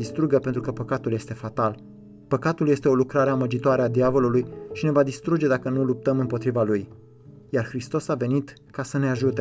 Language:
Romanian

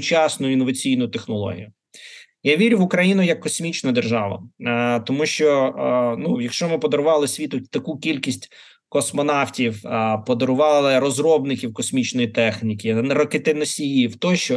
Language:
Ukrainian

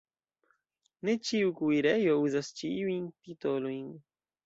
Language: Esperanto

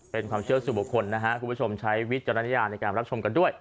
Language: Thai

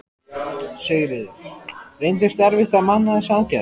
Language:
Icelandic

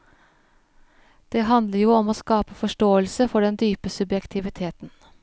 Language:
Norwegian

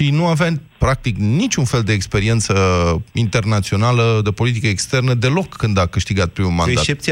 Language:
Romanian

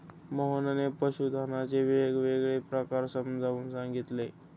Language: Marathi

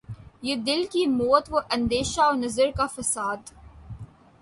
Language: Urdu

